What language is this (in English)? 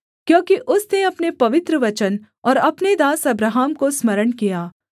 Hindi